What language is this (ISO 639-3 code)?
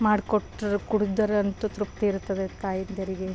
kan